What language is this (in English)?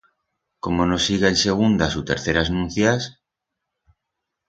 Aragonese